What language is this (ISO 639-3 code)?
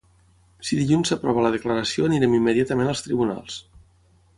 cat